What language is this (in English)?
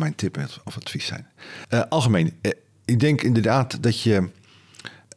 Dutch